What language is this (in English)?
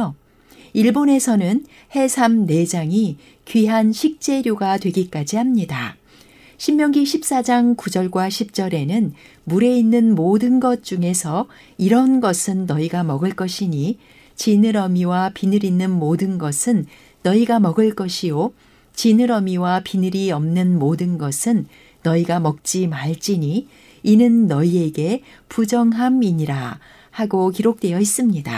Korean